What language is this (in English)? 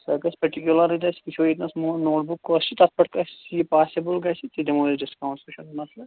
Kashmiri